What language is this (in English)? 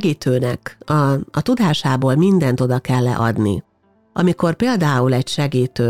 Hungarian